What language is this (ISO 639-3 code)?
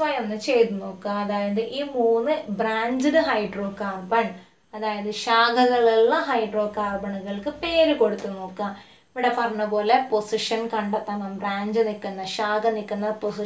tur